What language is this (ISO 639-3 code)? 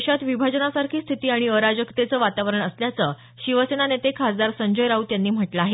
mar